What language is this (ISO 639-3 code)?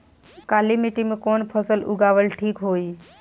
bho